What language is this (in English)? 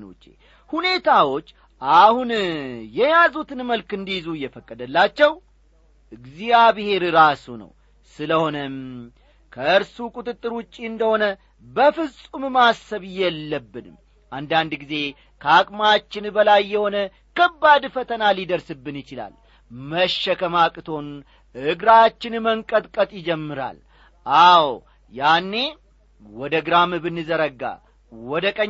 Amharic